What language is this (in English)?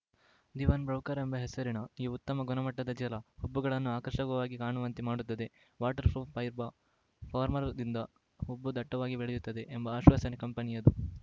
Kannada